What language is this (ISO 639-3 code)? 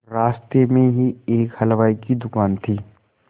hin